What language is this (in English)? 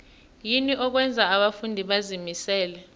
South Ndebele